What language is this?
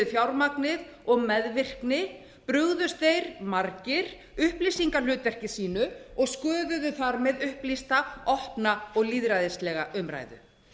Icelandic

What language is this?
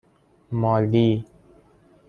Persian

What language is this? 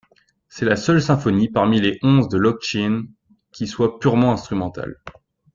French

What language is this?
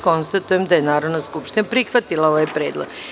Serbian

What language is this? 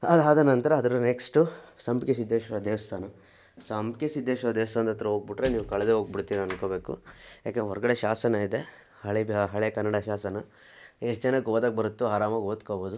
Kannada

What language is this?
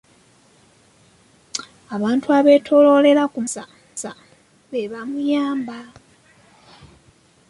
Ganda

